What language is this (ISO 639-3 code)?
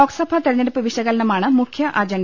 mal